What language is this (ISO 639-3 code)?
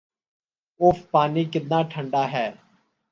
urd